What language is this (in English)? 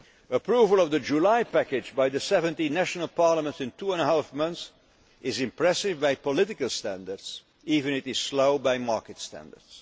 English